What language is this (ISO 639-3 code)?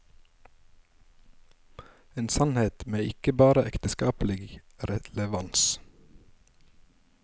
nor